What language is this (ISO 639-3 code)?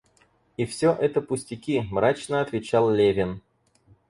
rus